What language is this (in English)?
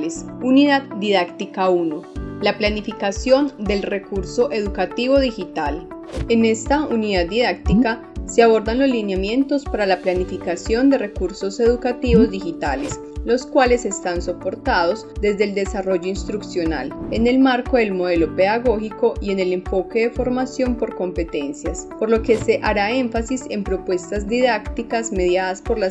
Spanish